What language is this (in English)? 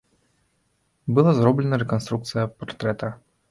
Belarusian